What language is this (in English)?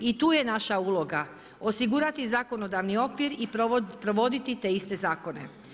Croatian